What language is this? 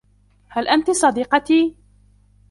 Arabic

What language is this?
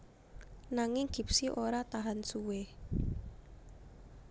Javanese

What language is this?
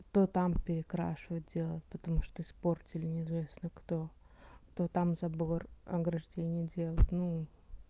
Russian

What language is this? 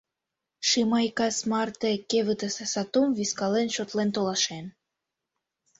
Mari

